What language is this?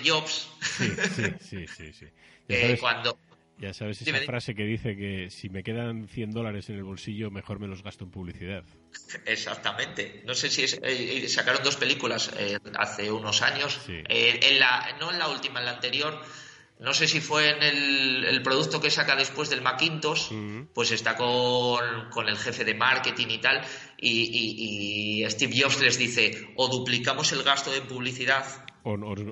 Spanish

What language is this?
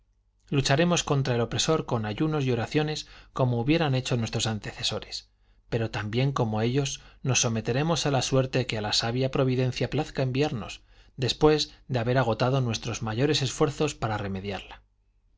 Spanish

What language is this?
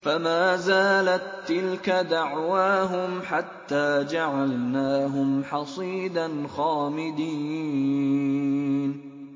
Arabic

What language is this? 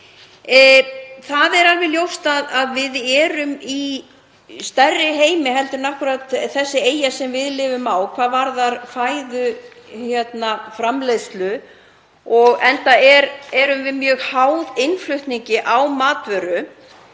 Icelandic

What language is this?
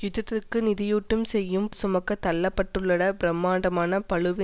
Tamil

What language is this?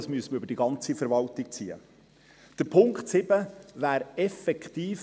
Swiss German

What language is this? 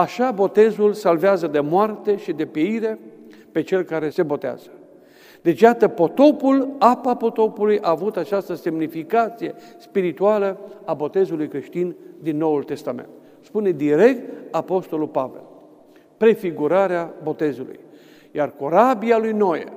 Romanian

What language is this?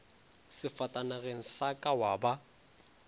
Northern Sotho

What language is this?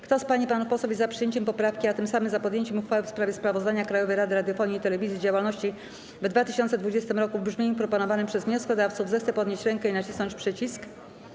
Polish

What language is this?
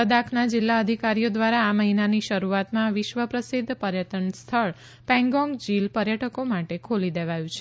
Gujarati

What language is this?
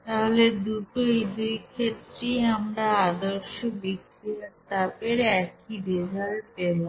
Bangla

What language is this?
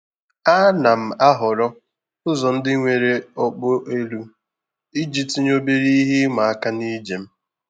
Igbo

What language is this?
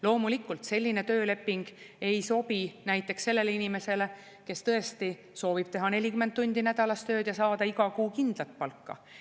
Estonian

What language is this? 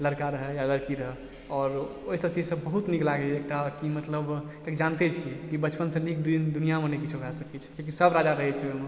Maithili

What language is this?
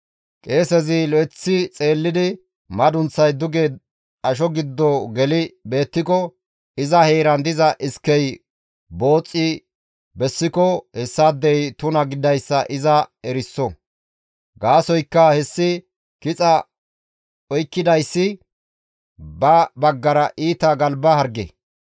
Gamo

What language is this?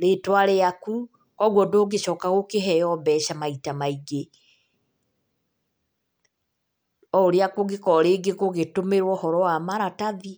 Kikuyu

